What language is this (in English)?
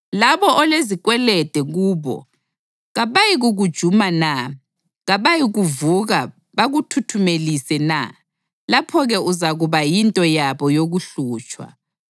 North Ndebele